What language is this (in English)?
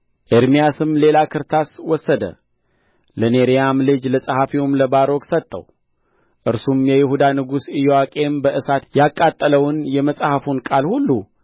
Amharic